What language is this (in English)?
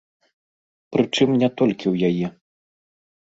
Belarusian